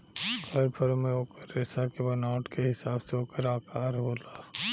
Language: Bhojpuri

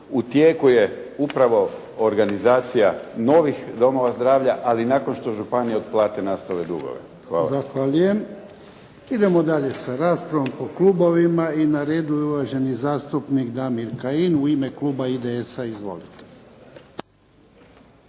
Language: Croatian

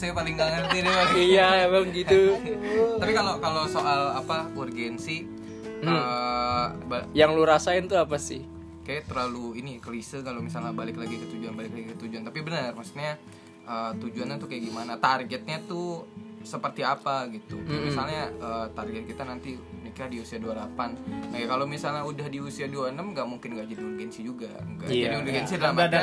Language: Indonesian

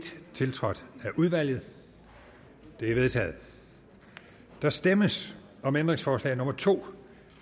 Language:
Danish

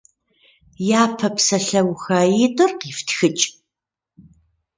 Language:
Kabardian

